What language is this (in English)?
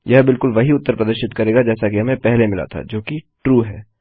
Hindi